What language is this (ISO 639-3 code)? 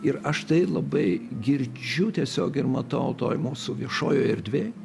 lit